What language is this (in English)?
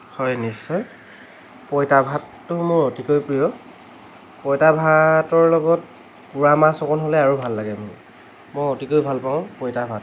Assamese